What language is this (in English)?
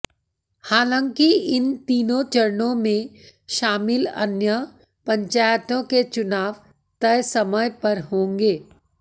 Hindi